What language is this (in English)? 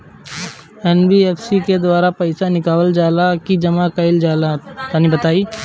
Bhojpuri